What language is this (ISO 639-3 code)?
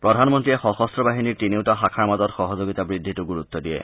asm